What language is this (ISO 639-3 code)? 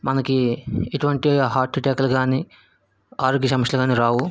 tel